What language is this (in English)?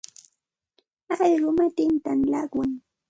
Santa Ana de Tusi Pasco Quechua